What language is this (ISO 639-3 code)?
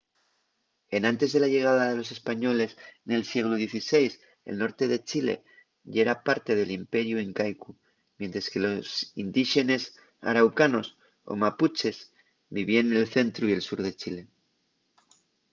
ast